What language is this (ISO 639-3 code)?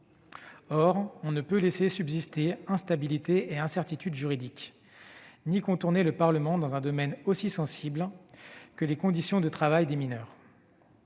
fra